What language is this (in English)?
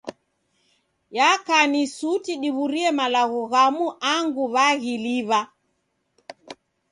Taita